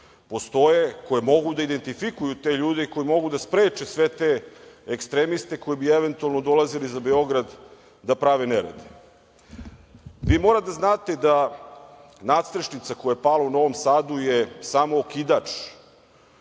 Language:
Serbian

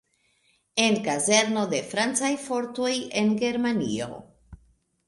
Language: Esperanto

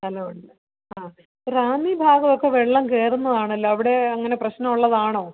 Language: Malayalam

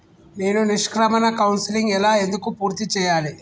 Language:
Telugu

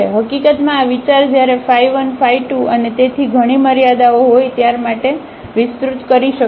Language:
Gujarati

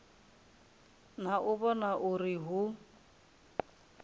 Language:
Venda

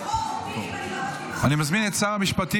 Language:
Hebrew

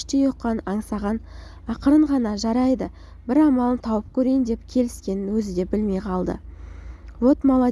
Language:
Turkish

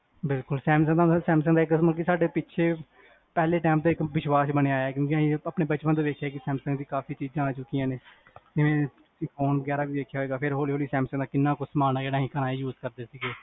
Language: Punjabi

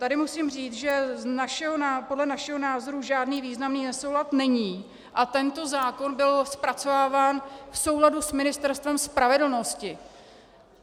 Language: Czech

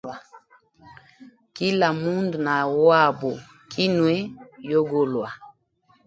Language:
Hemba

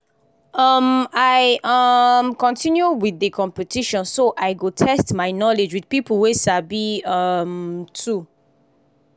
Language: Nigerian Pidgin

